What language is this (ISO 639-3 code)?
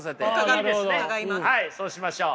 jpn